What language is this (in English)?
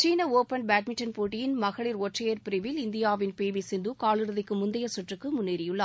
Tamil